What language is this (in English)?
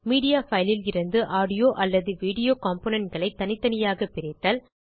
Tamil